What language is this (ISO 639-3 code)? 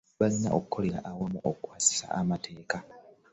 lug